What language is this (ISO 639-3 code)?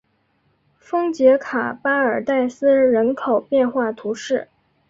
zho